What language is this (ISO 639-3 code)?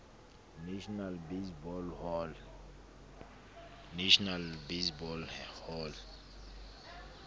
sot